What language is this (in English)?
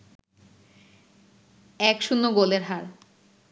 Bangla